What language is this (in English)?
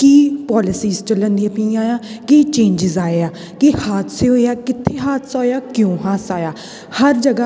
Punjabi